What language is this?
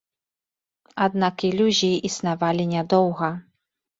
Belarusian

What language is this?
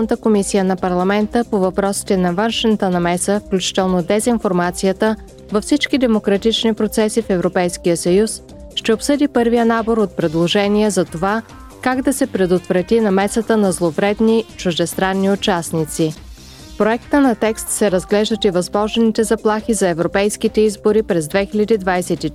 Bulgarian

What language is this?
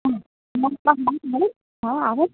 Gujarati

